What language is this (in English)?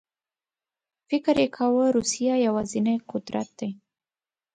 Pashto